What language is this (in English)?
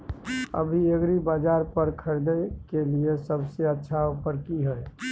Maithili